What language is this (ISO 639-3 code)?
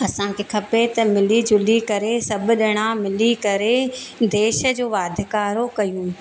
snd